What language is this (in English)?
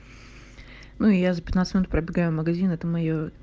Russian